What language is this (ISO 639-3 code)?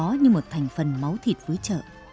vie